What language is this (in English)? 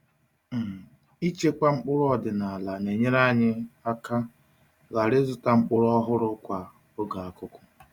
Igbo